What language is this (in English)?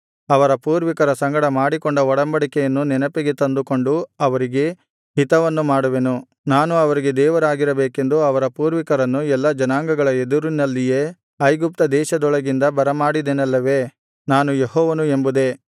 Kannada